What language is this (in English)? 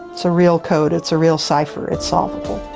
English